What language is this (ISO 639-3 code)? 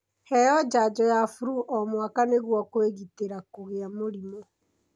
kik